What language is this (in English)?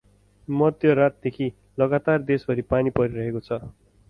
Nepali